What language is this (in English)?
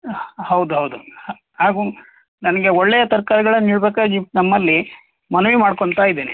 Kannada